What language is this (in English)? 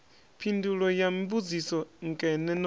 Venda